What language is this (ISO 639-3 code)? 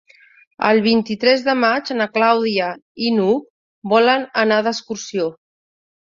cat